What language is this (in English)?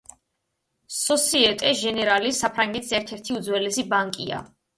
Georgian